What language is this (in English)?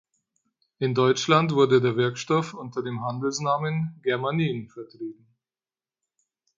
German